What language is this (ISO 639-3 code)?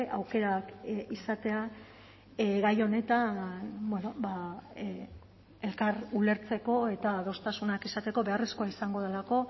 eus